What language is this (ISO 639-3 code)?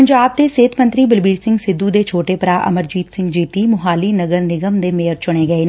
pan